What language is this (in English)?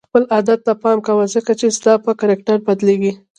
Pashto